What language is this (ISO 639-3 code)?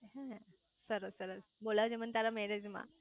guj